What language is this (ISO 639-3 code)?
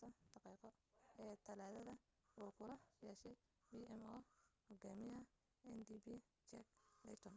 som